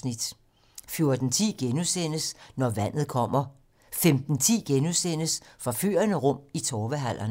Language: Danish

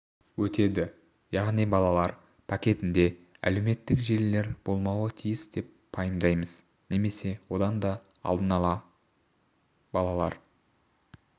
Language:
Kazakh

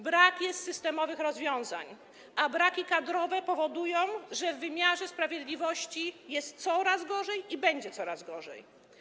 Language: Polish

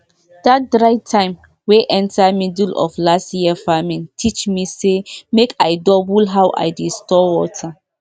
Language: Nigerian Pidgin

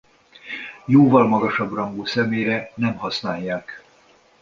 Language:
Hungarian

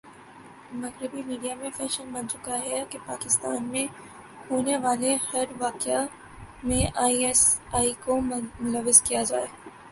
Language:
Urdu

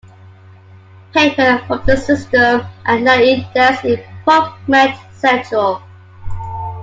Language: English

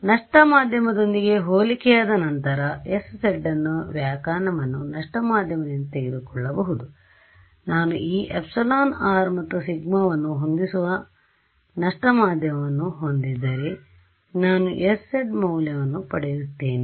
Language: Kannada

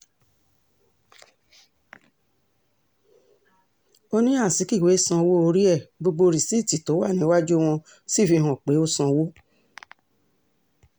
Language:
Yoruba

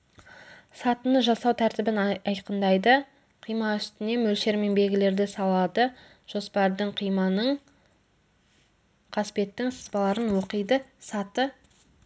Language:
Kazakh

